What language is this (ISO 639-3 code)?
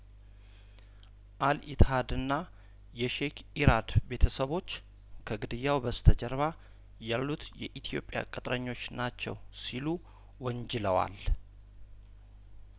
amh